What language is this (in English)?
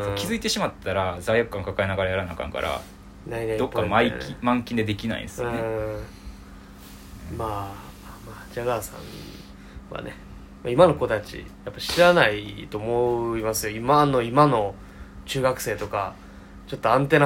Japanese